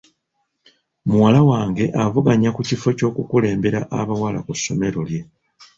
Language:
Ganda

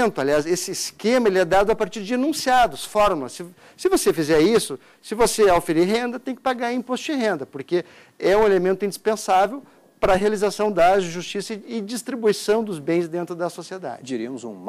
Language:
Portuguese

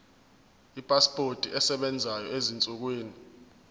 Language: Zulu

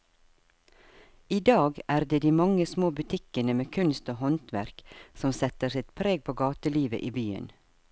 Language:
Norwegian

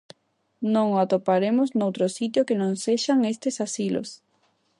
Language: Galician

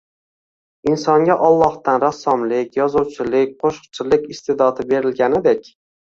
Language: Uzbek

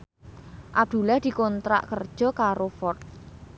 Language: Javanese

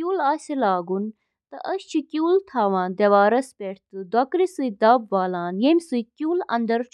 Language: Kashmiri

